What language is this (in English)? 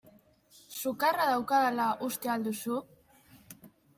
Basque